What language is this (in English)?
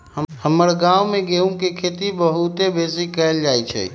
Magahi